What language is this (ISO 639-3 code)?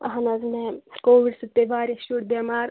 kas